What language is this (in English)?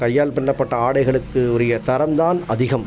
Tamil